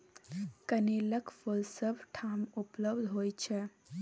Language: Maithili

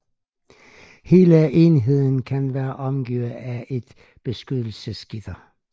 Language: Danish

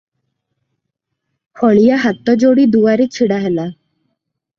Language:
Odia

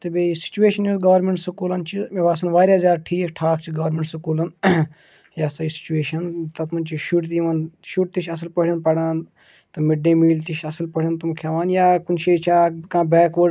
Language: Kashmiri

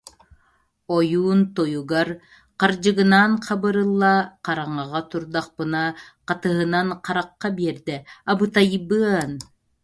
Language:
Yakut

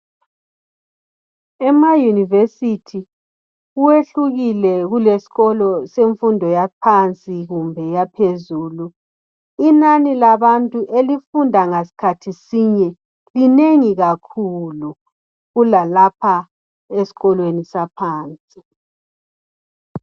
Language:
North Ndebele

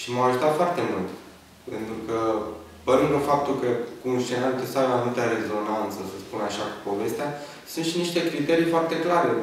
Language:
Romanian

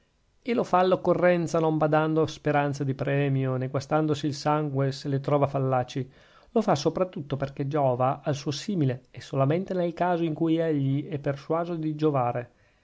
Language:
Italian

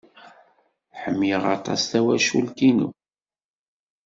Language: Kabyle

